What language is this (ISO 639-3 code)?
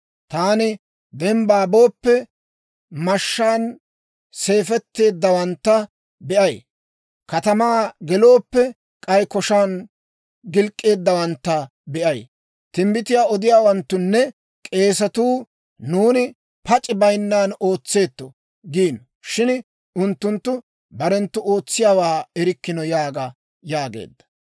dwr